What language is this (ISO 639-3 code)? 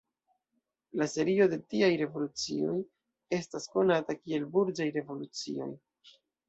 epo